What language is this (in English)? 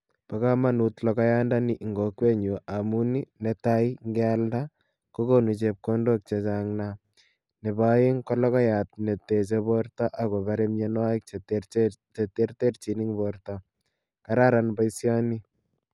Kalenjin